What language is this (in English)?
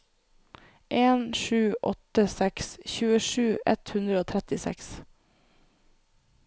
Norwegian